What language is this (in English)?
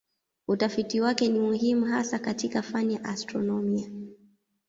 Swahili